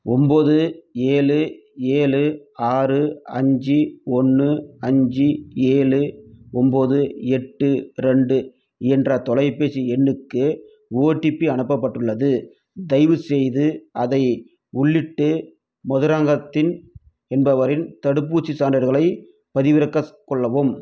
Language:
Tamil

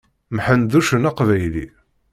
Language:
Kabyle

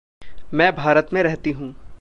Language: Hindi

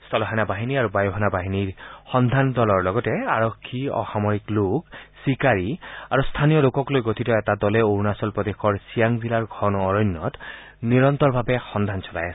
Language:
Assamese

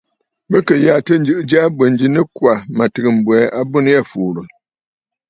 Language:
Bafut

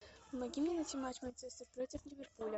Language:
Russian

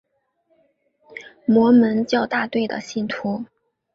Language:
Chinese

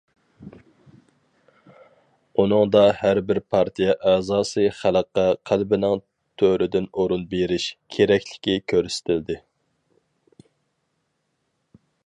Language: Uyghur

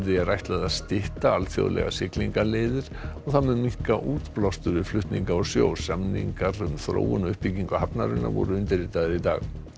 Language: Icelandic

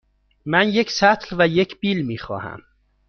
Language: Persian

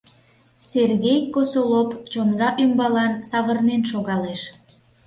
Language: Mari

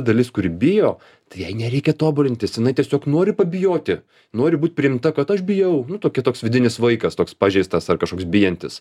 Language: Lithuanian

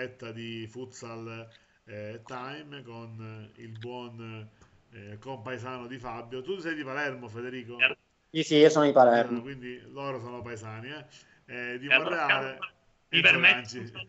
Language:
Italian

